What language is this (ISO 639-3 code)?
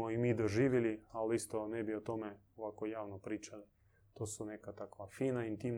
hrv